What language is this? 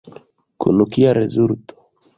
Esperanto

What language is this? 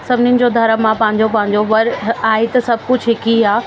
Sindhi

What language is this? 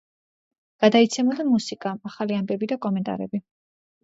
Georgian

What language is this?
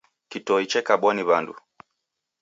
Taita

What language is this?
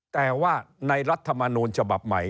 Thai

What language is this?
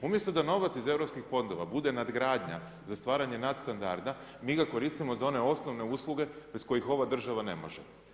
Croatian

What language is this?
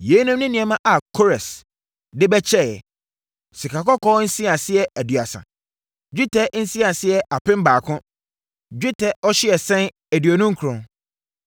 Akan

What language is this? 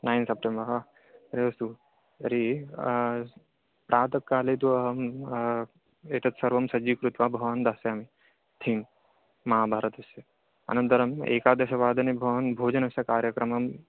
Sanskrit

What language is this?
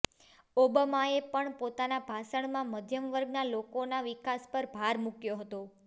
Gujarati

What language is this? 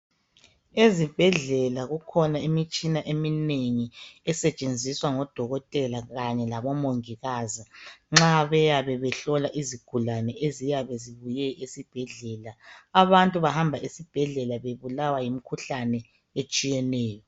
North Ndebele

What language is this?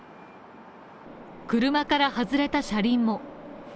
Japanese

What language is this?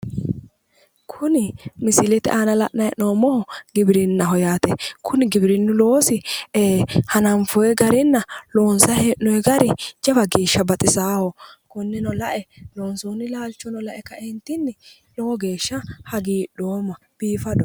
Sidamo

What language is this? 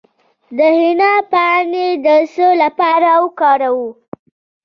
Pashto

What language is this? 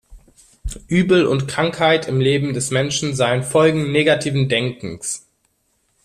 German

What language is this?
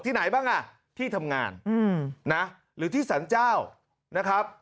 Thai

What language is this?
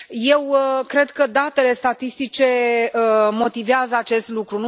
Romanian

